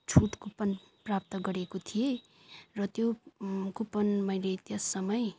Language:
Nepali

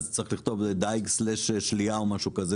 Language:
Hebrew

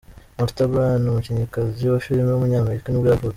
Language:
Kinyarwanda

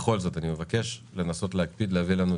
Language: Hebrew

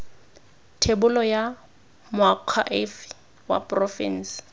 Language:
Tswana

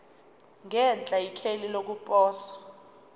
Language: Zulu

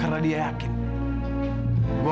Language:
Indonesian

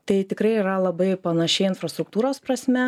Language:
Lithuanian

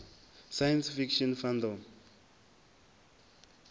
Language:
Venda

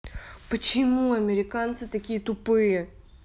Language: Russian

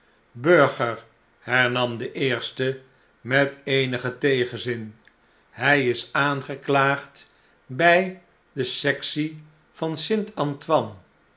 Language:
Dutch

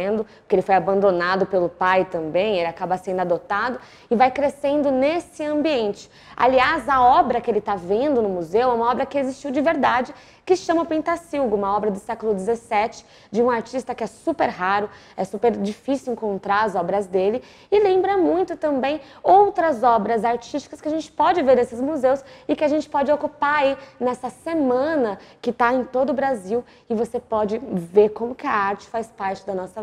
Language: Portuguese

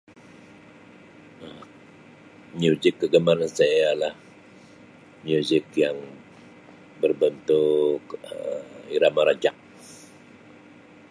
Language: Sabah Malay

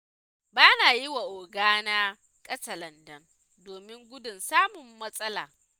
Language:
Hausa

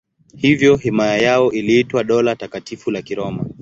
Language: Swahili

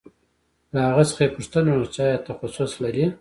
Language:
Pashto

